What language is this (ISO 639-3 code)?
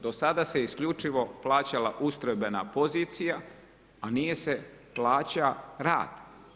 hrv